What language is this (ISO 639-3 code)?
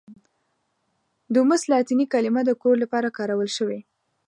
pus